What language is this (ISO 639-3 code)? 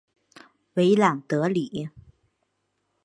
zho